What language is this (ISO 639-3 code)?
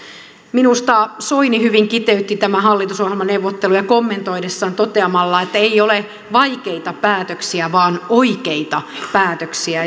fin